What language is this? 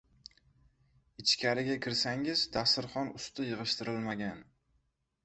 Uzbek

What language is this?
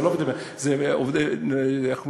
Hebrew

